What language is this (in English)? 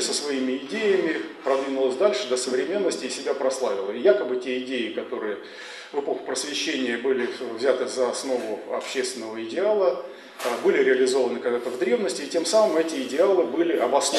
Russian